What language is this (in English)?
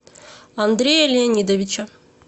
Russian